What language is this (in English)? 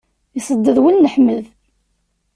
Kabyle